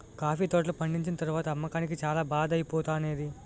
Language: Telugu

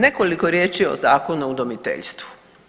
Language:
Croatian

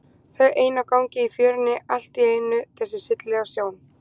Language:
Icelandic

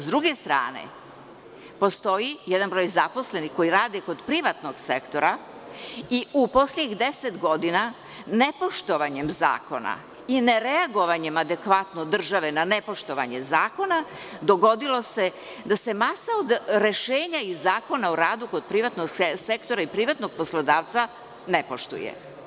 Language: Serbian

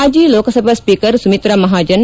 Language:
Kannada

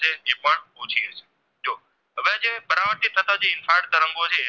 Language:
Gujarati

